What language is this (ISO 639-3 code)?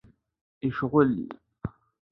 kab